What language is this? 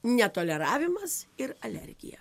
Lithuanian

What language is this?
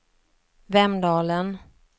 Swedish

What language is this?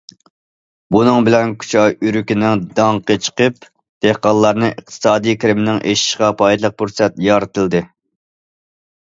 Uyghur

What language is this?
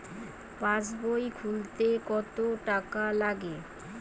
Bangla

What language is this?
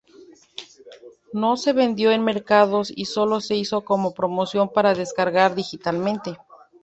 Spanish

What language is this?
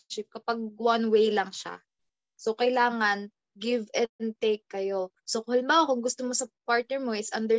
Filipino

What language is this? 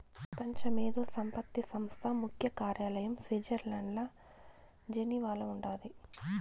Telugu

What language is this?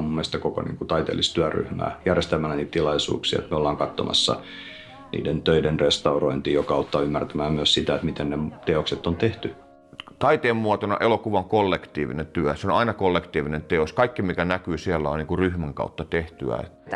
Finnish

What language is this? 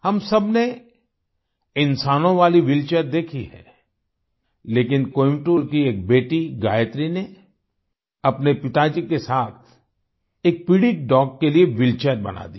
Hindi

